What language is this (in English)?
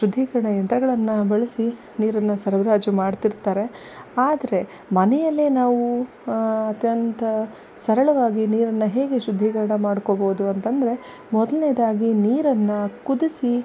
Kannada